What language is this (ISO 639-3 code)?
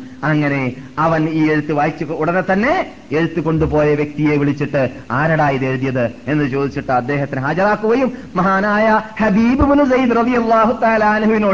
mal